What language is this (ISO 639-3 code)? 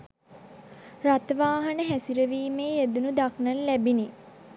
sin